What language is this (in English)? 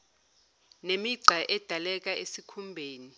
Zulu